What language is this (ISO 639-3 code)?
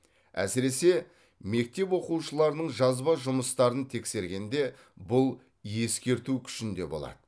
kaz